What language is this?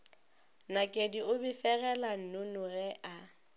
Northern Sotho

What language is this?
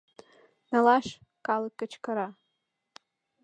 Mari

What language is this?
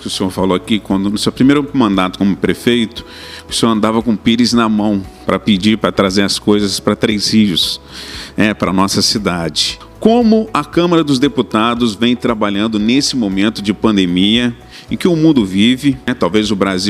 Portuguese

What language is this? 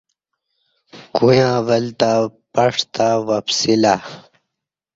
Kati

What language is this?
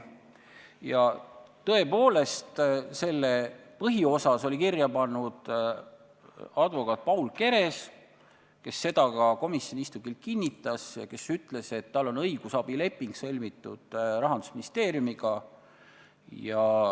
Estonian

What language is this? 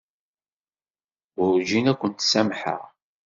Kabyle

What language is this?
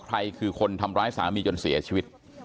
Thai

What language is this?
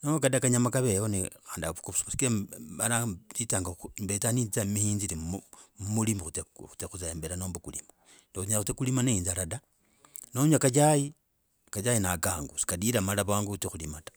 Logooli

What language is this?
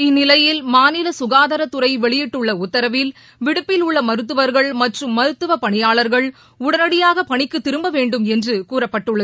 Tamil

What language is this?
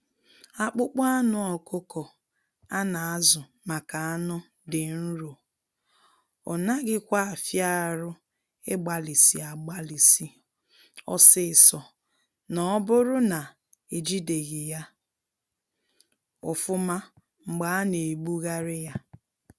Igbo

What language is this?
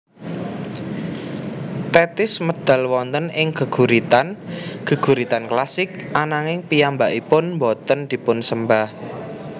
Javanese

